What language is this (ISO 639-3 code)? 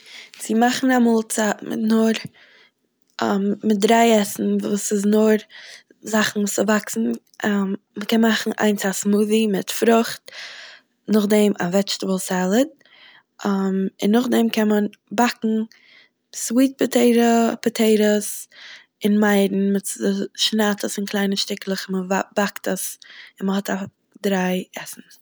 yid